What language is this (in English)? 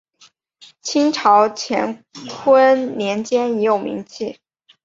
Chinese